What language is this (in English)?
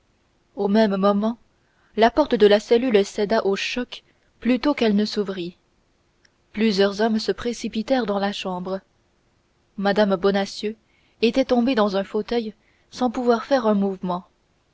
French